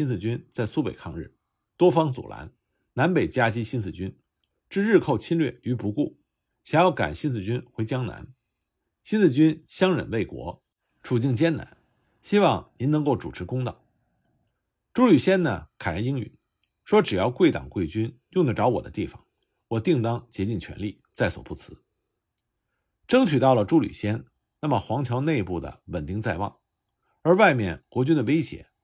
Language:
Chinese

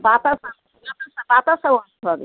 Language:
Bangla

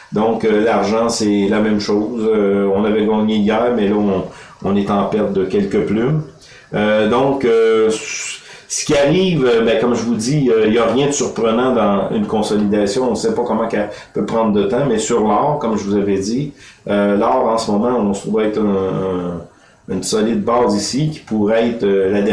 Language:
French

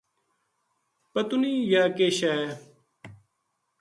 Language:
Gujari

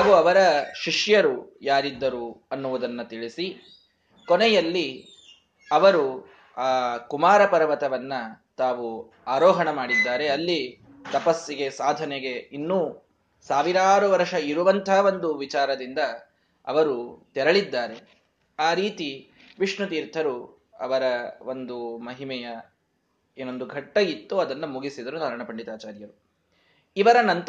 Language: Kannada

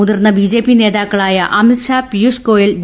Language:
Malayalam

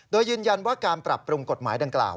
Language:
Thai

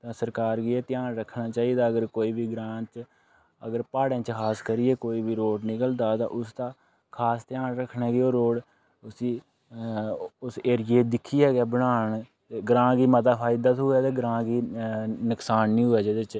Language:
Dogri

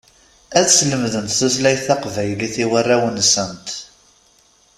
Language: Kabyle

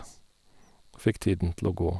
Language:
Norwegian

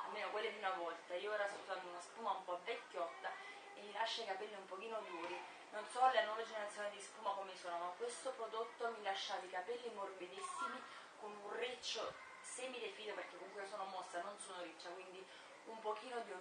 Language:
Italian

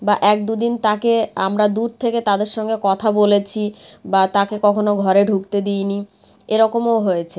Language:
Bangla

